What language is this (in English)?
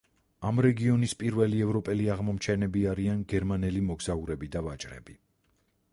Georgian